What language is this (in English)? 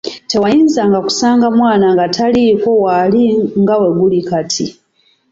Ganda